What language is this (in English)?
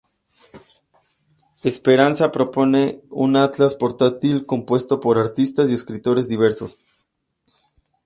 Spanish